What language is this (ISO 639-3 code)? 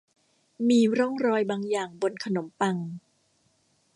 tha